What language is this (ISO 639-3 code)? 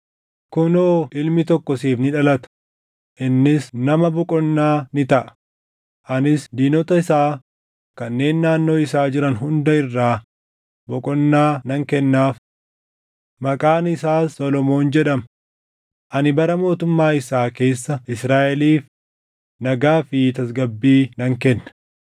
orm